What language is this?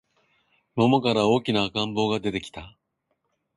Japanese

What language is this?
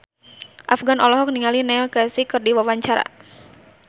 Sundanese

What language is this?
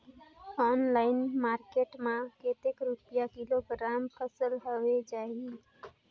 Chhattisgarhi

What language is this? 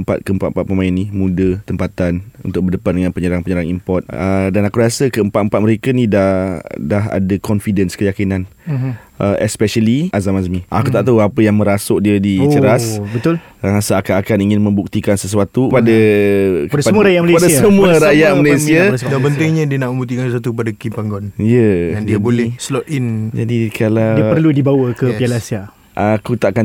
Malay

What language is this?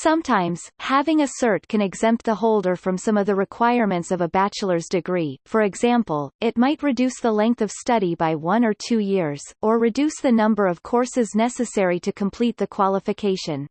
English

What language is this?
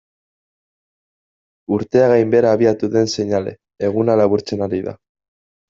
Basque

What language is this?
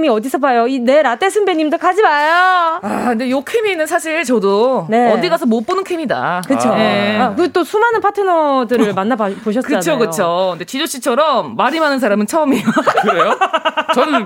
Korean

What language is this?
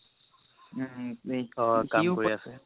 Assamese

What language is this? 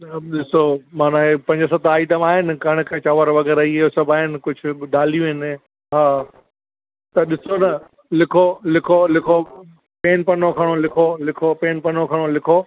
Sindhi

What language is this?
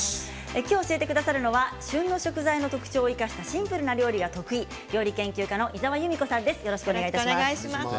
Japanese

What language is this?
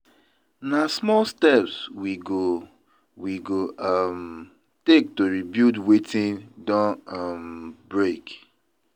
Nigerian Pidgin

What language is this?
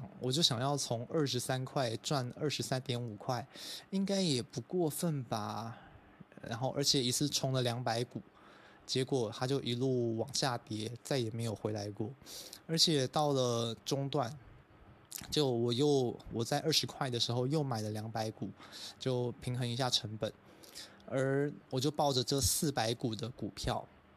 Chinese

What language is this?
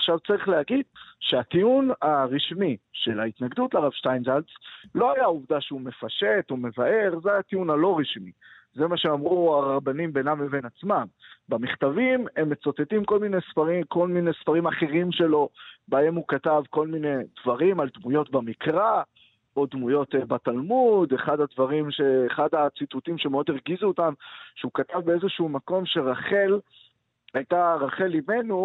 Hebrew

